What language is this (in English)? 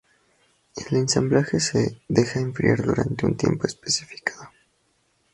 Spanish